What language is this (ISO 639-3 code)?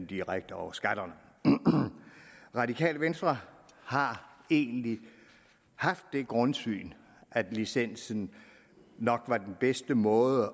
dan